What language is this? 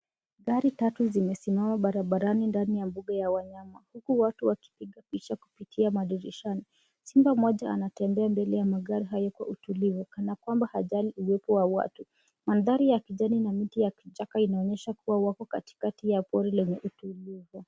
Swahili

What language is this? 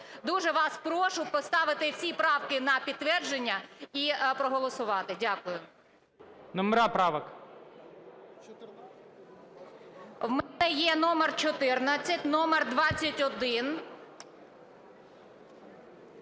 Ukrainian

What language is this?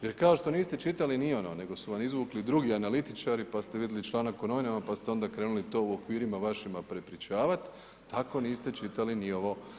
Croatian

